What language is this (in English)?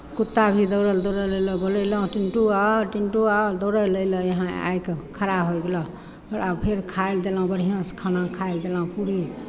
Maithili